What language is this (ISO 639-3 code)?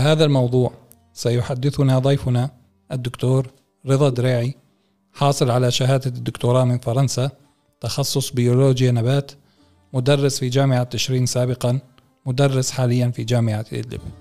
ara